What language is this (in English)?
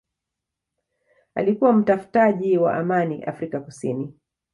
Swahili